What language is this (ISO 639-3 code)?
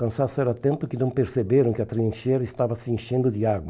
por